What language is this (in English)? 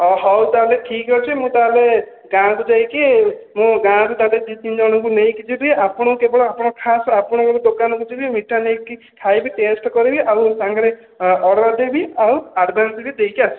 Odia